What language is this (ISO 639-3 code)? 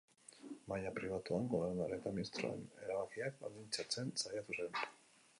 eus